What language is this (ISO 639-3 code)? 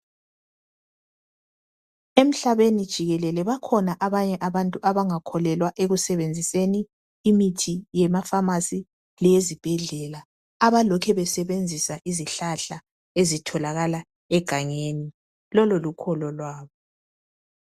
nde